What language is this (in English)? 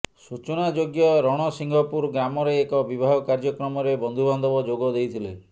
Odia